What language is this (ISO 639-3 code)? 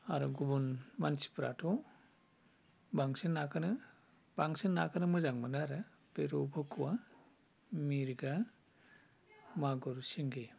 brx